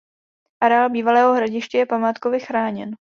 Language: Czech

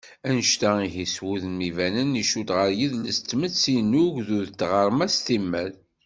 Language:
Kabyle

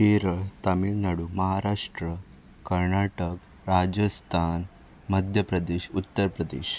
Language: Konkani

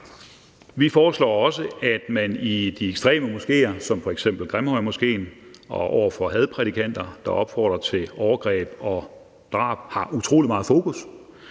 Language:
Danish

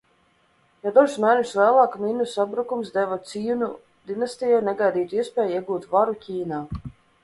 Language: Latvian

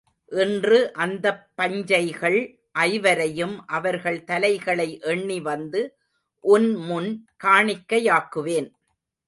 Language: Tamil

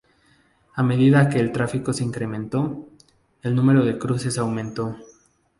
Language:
Spanish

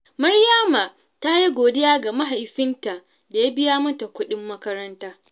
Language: Hausa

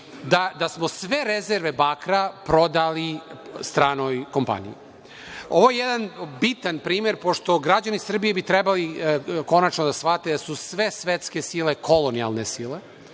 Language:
Serbian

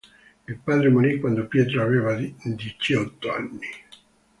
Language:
Italian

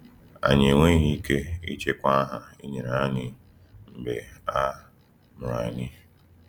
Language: Igbo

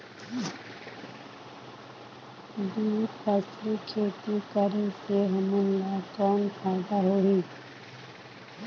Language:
Chhattisgarhi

